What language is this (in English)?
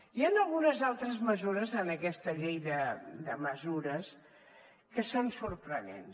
Catalan